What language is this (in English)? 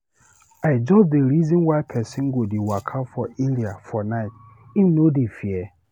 Nigerian Pidgin